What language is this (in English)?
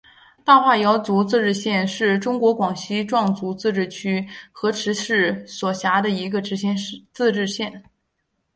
Chinese